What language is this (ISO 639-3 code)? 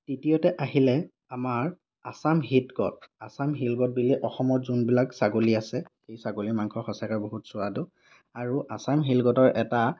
asm